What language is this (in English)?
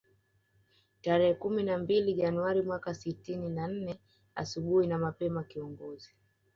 Swahili